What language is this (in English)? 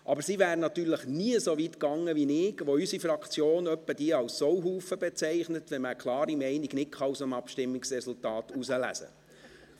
Swiss German